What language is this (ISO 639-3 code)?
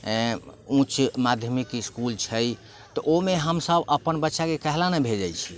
mai